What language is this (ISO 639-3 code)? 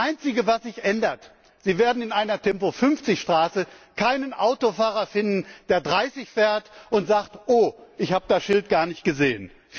deu